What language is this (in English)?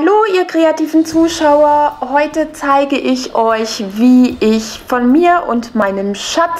German